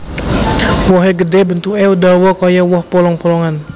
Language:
Javanese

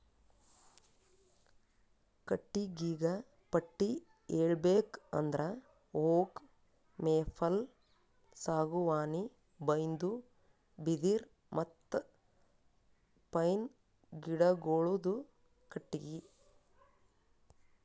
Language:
Kannada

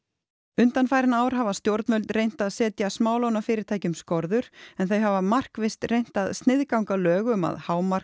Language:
Icelandic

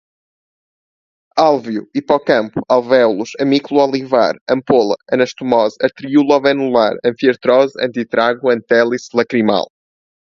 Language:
Portuguese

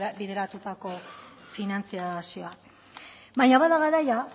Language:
Basque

